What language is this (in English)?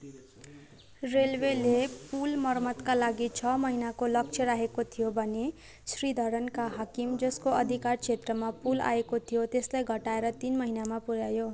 Nepali